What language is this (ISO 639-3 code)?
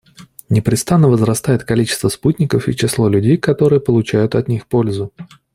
rus